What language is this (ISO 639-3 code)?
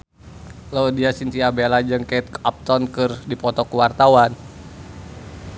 sun